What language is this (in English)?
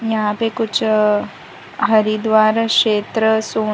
Hindi